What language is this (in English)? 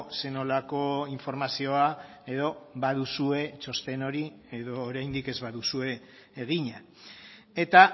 Basque